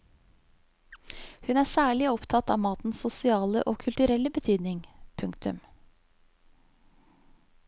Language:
Norwegian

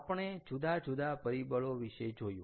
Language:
Gujarati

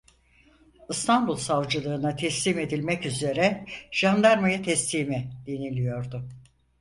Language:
Turkish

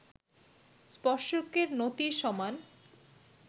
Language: Bangla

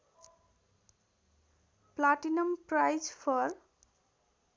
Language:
Nepali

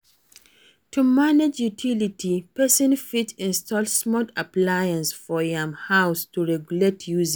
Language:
Nigerian Pidgin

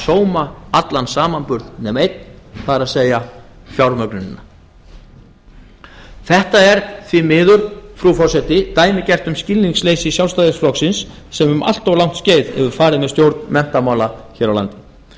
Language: Icelandic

